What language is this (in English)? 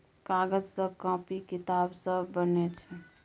Maithili